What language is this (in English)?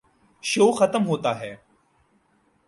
Urdu